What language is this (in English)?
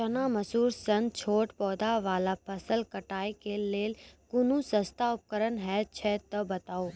Maithili